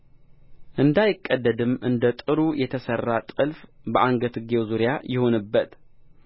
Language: Amharic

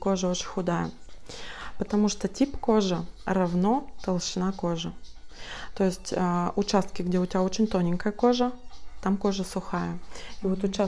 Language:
Russian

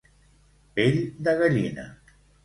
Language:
Catalan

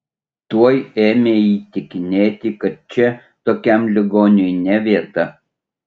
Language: Lithuanian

